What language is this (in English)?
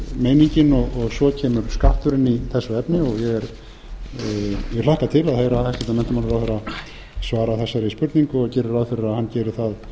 Icelandic